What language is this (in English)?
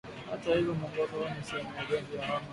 Swahili